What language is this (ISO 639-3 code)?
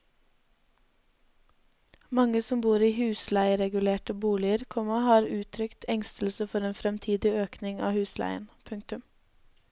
nor